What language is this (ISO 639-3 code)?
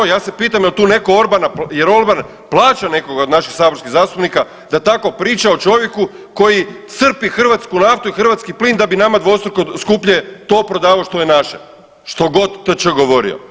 hrv